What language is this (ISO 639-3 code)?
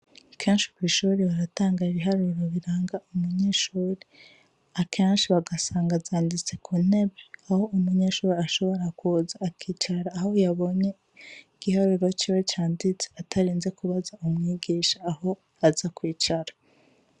run